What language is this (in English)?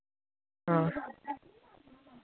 Dogri